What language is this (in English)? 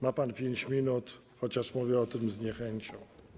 Polish